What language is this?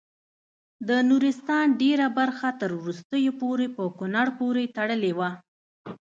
Pashto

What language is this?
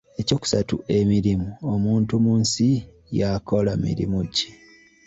Ganda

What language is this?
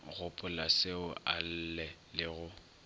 Northern Sotho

